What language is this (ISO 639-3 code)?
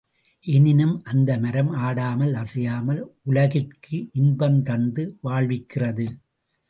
tam